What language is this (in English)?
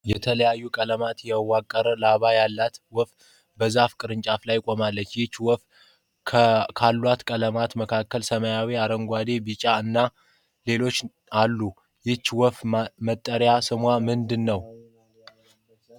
Amharic